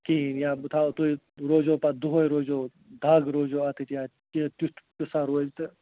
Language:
Kashmiri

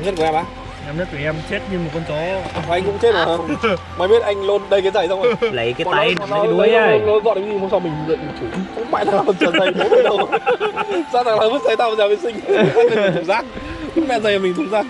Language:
Vietnamese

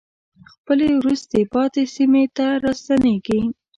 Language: Pashto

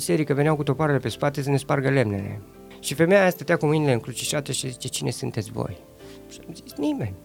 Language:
Romanian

